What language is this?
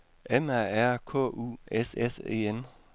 Danish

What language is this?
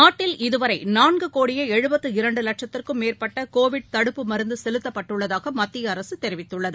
Tamil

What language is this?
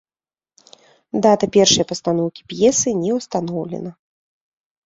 Belarusian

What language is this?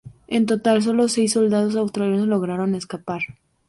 Spanish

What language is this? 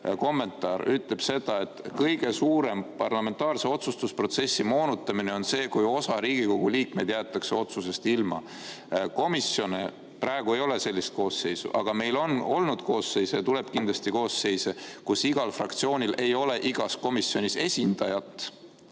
Estonian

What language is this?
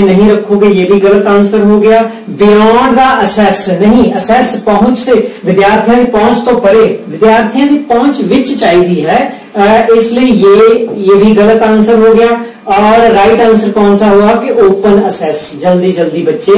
Hindi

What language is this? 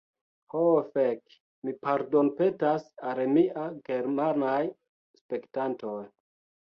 Esperanto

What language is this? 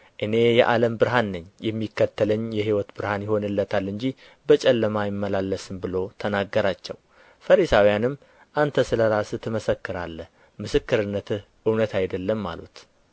Amharic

